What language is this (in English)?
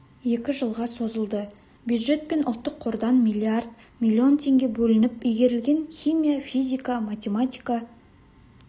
Kazakh